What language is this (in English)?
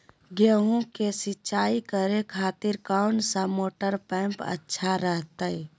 Magahi